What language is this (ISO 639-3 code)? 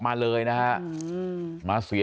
tha